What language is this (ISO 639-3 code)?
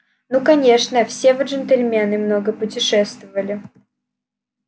rus